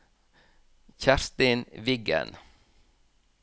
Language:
Norwegian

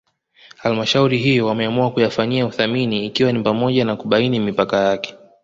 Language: Swahili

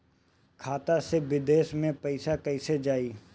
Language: Bhojpuri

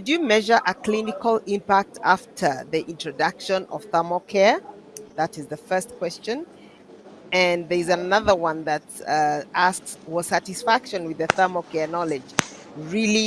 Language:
English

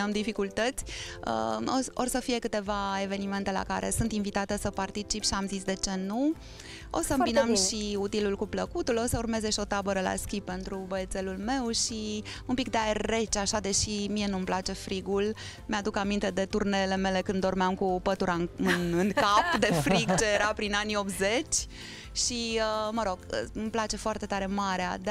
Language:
Romanian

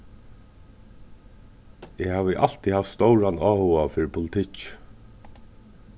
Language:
Faroese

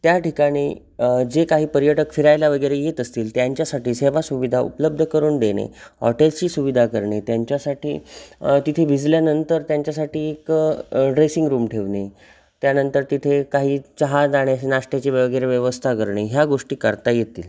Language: Marathi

